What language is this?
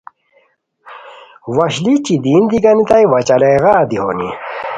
Khowar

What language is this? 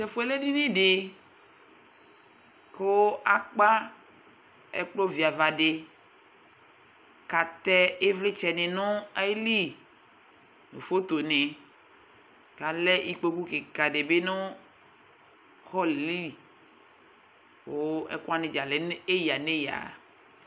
Ikposo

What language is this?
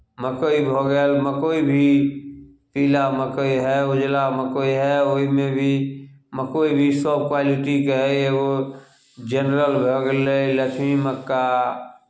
Maithili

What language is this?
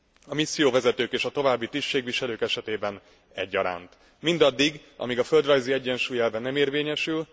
Hungarian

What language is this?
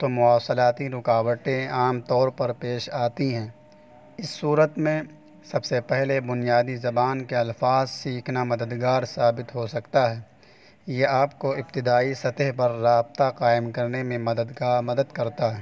Urdu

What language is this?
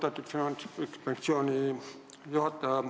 Estonian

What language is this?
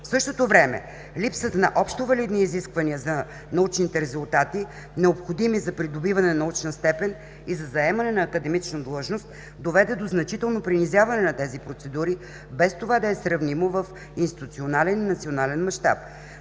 Bulgarian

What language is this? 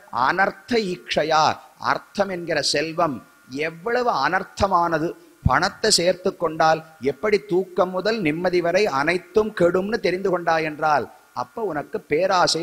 Tamil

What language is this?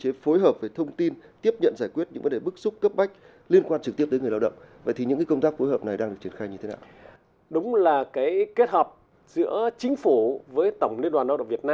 Vietnamese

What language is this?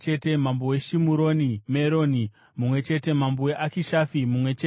Shona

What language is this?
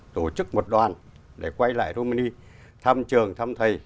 Vietnamese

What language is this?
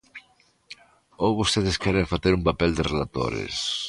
Galician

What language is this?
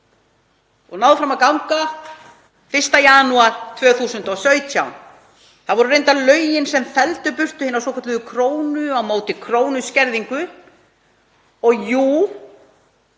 Icelandic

